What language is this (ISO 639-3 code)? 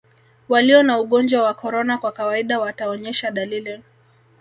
swa